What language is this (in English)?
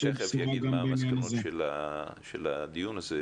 Hebrew